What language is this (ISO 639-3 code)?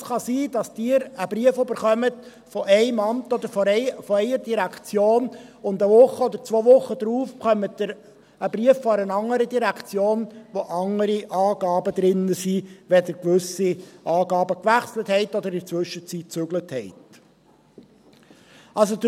gsw